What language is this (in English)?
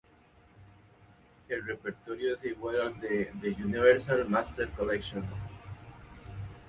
Spanish